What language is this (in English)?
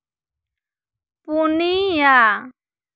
Santali